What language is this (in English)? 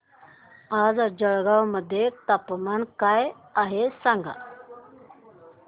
Marathi